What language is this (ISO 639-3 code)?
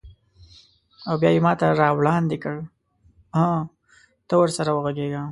pus